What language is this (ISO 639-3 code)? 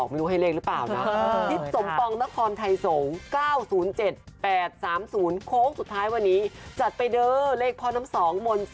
tha